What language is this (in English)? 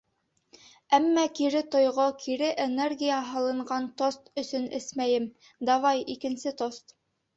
Bashkir